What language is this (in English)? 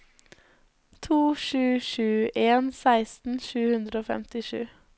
Norwegian